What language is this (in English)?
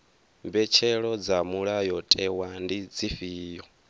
Venda